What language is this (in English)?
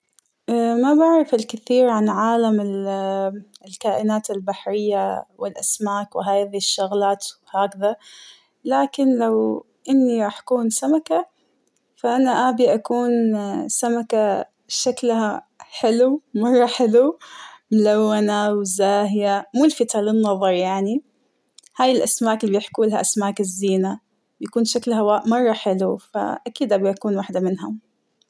Hijazi Arabic